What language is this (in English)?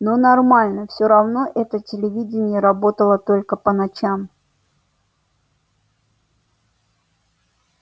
Russian